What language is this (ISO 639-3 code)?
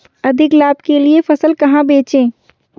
hin